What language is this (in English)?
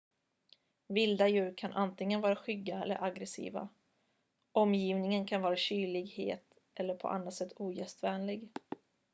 Swedish